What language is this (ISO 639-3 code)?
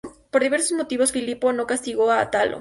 spa